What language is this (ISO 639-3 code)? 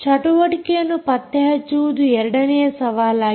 kan